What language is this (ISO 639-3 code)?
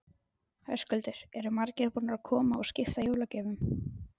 isl